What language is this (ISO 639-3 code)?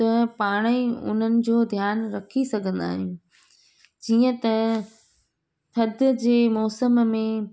snd